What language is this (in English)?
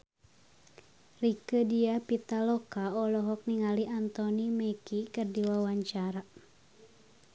Sundanese